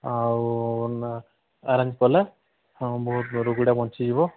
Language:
Odia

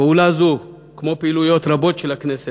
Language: Hebrew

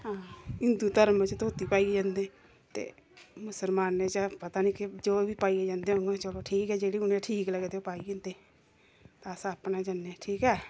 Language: Dogri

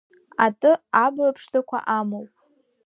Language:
Abkhazian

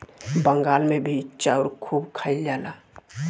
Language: Bhojpuri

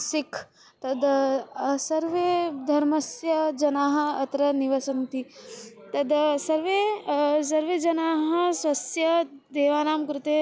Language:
Sanskrit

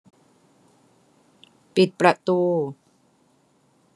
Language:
Thai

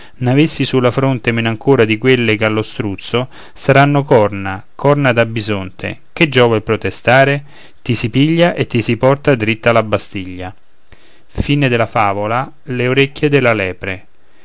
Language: Italian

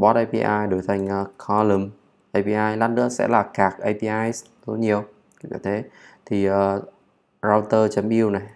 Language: Vietnamese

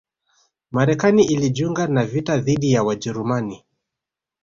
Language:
Swahili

